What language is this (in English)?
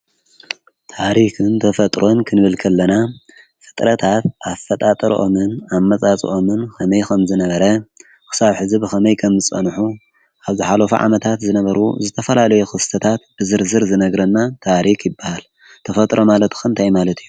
Tigrinya